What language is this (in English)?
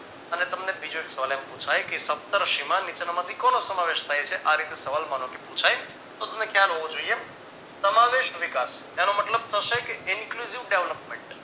Gujarati